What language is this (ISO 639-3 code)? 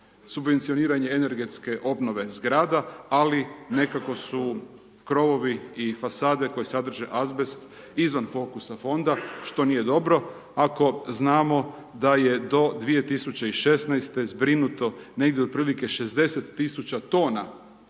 hrv